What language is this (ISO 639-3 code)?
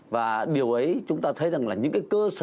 vie